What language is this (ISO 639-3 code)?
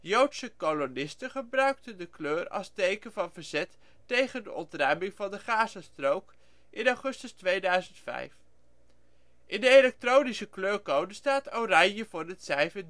nld